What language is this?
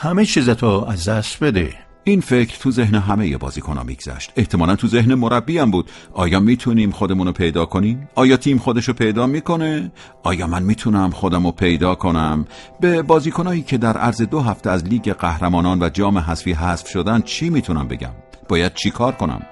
Persian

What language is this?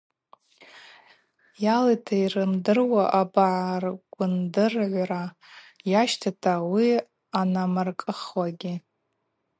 Abaza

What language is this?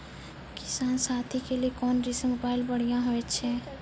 Maithili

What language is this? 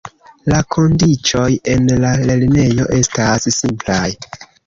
Esperanto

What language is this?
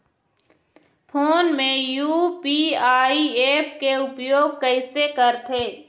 Chhattisgarhi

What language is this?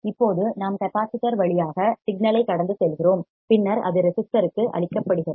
Tamil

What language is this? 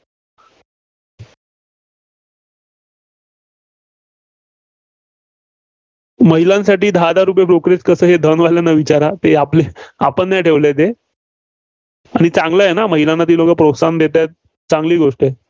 Marathi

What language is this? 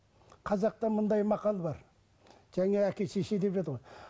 Kazakh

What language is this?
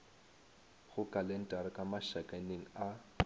Northern Sotho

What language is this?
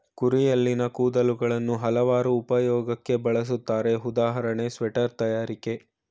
Kannada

